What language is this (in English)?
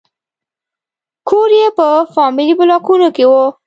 Pashto